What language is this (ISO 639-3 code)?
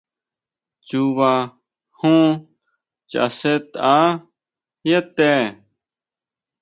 mau